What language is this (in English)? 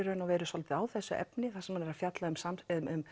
Icelandic